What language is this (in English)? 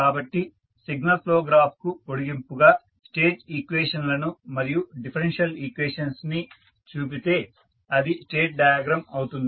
Telugu